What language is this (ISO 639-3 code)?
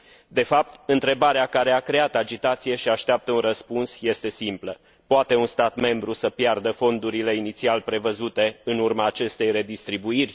ron